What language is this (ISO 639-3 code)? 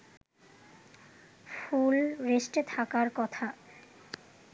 ben